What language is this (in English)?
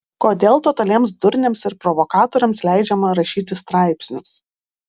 Lithuanian